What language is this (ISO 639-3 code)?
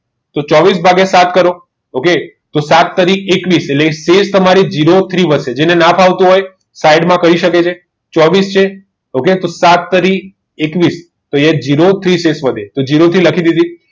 guj